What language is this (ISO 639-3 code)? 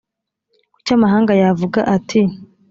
kin